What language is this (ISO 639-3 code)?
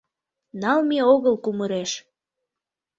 chm